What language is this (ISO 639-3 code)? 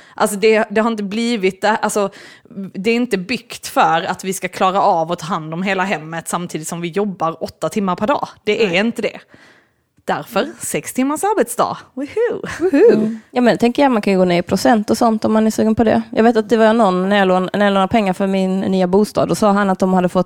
swe